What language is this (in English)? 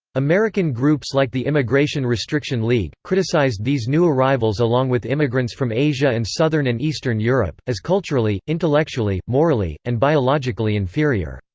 English